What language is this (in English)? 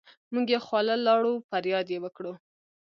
Pashto